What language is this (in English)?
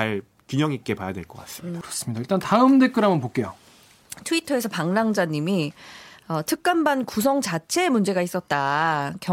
Korean